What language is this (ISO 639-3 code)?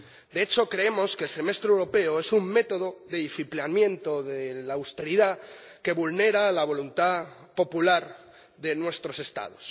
spa